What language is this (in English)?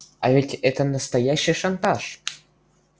Russian